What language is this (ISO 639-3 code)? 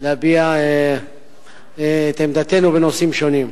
heb